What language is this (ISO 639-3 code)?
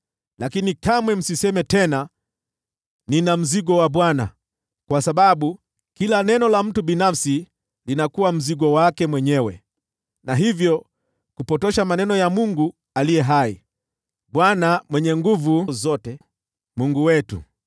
swa